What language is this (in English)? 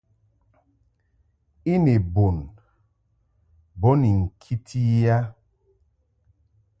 Mungaka